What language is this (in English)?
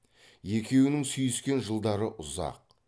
Kazakh